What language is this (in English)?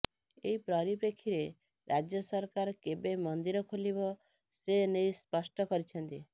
Odia